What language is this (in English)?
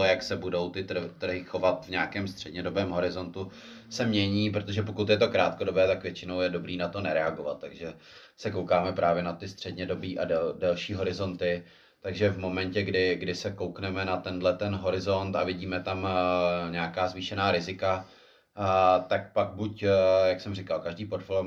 Czech